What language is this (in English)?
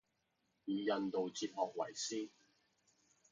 Chinese